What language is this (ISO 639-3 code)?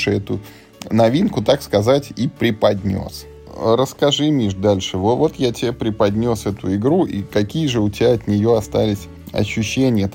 rus